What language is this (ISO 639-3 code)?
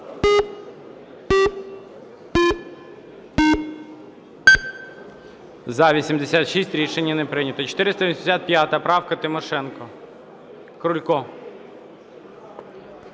ukr